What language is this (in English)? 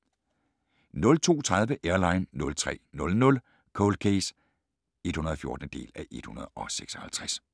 Danish